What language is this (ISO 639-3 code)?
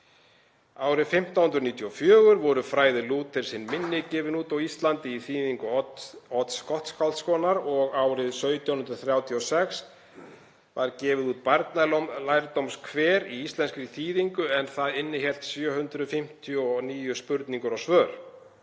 isl